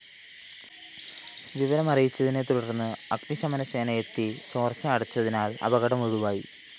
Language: Malayalam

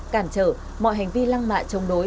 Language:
Vietnamese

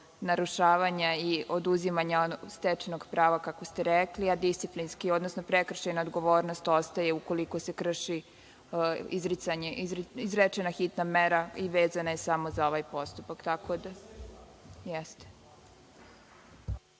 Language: Serbian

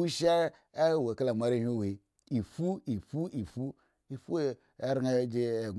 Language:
Eggon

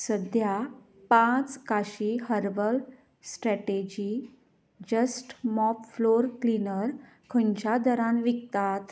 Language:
Konkani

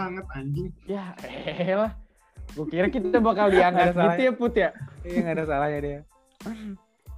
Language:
Indonesian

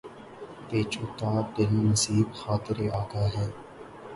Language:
Urdu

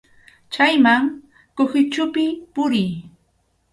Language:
Arequipa-La Unión Quechua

